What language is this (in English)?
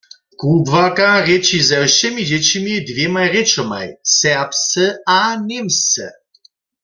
Upper Sorbian